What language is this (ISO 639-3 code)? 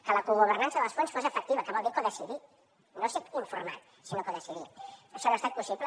cat